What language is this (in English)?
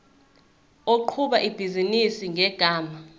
Zulu